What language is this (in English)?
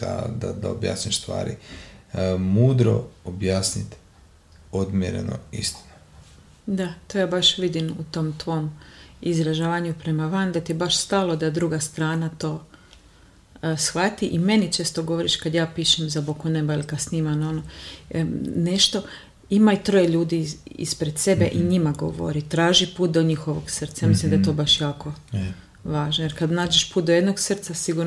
Croatian